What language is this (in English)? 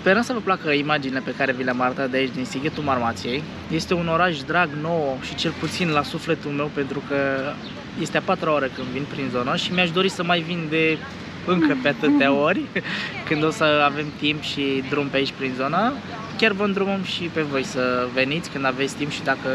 Romanian